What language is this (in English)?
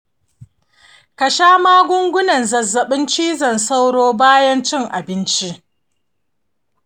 Hausa